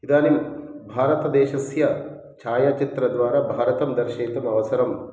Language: Sanskrit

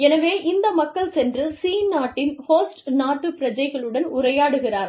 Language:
Tamil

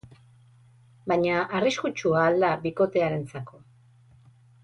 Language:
Basque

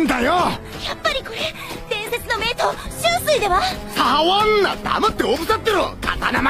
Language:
Japanese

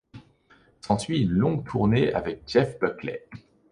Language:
French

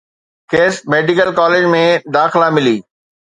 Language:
Sindhi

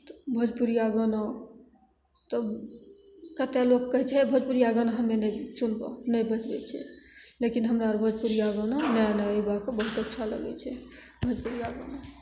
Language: Maithili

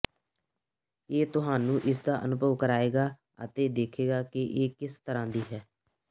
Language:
Punjabi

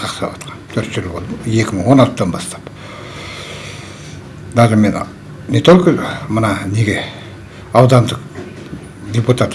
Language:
Turkish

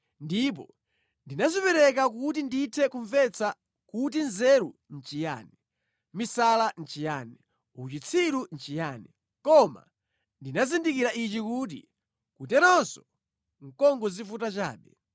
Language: Nyanja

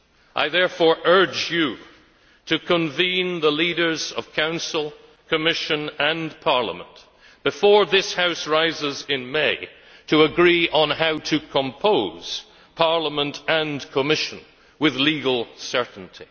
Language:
English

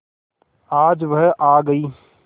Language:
Hindi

